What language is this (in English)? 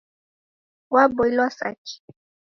Taita